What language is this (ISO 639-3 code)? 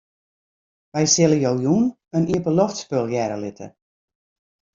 fry